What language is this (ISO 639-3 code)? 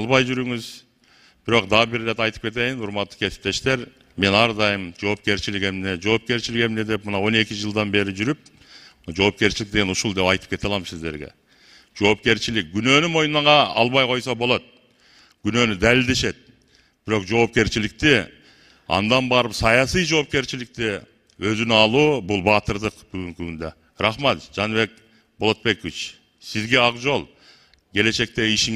tur